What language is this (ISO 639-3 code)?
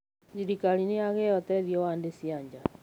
kik